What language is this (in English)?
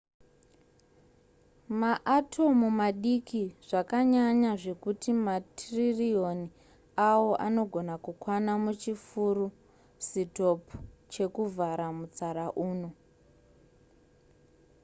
Shona